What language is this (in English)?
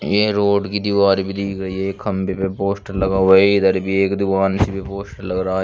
Hindi